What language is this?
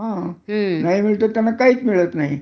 Marathi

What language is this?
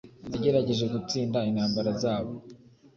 Kinyarwanda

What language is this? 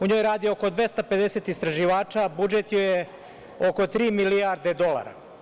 Serbian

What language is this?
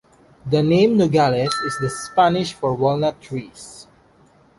English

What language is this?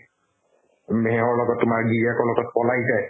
Assamese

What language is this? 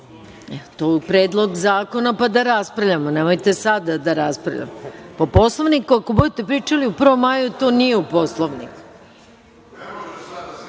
Serbian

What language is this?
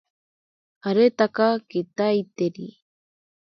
Ashéninka Perené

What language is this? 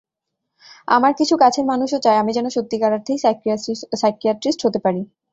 Bangla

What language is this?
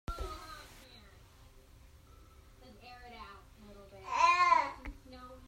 Hakha Chin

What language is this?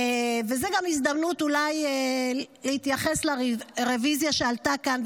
Hebrew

